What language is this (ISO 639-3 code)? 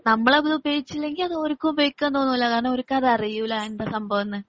mal